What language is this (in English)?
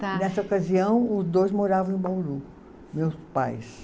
Portuguese